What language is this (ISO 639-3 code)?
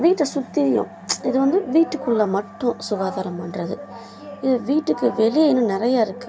tam